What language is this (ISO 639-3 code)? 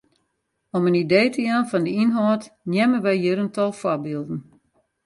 fry